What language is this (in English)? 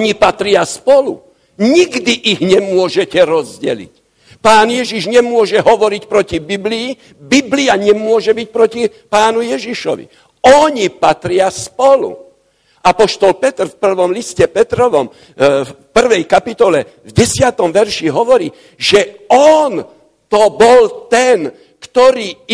Slovak